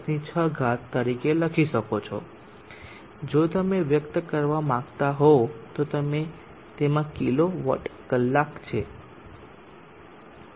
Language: Gujarati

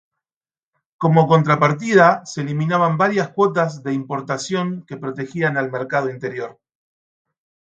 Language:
Spanish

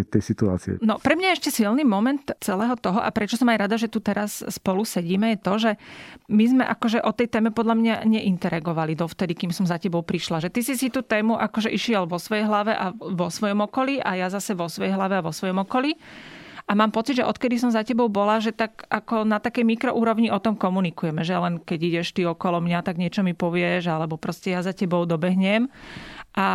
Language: Slovak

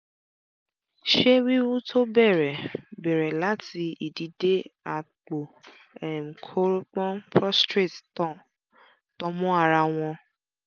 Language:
Yoruba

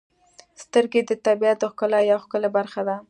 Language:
Pashto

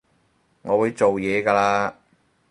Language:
Cantonese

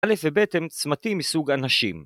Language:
Hebrew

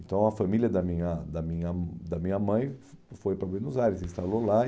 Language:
Portuguese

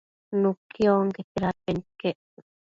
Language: Matsés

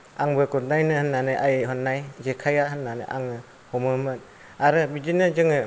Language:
Bodo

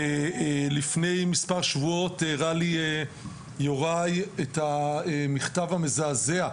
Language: Hebrew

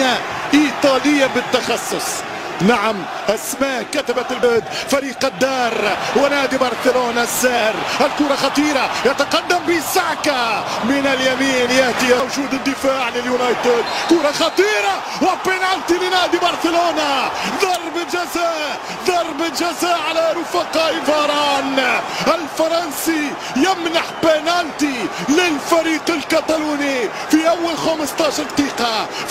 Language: Arabic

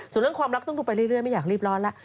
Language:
Thai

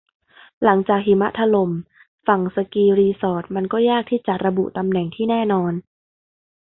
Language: Thai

